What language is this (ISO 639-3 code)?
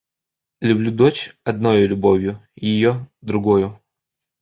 rus